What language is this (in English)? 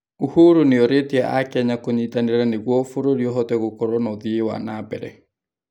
Kikuyu